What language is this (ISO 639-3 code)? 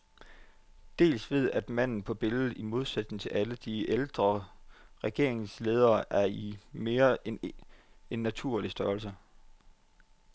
dan